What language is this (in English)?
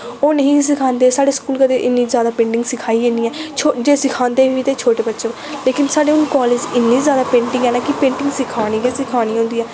Dogri